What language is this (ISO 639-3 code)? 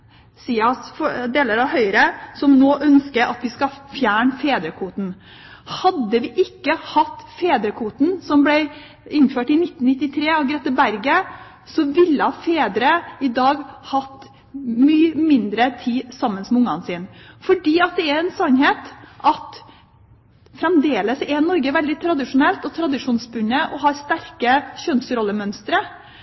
nob